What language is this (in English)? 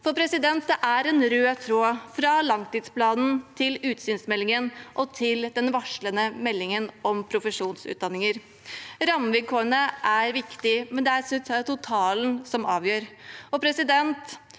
Norwegian